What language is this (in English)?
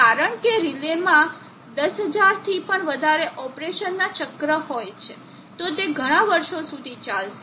Gujarati